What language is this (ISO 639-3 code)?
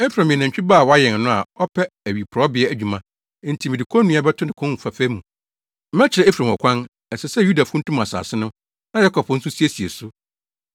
aka